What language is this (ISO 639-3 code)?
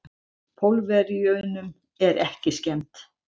isl